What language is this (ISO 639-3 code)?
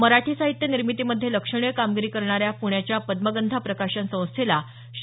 mar